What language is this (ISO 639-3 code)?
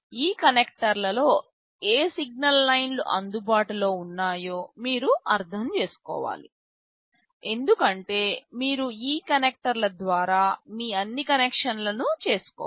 tel